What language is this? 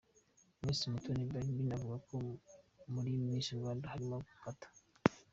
Kinyarwanda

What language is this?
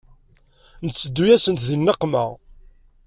Kabyle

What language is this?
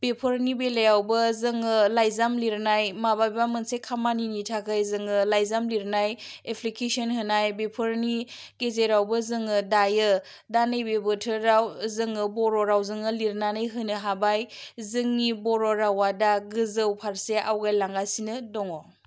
Bodo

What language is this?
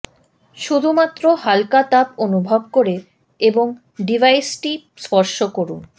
Bangla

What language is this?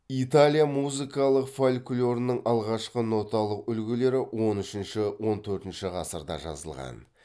Kazakh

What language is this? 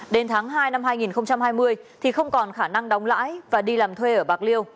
Vietnamese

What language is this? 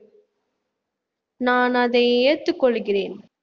Tamil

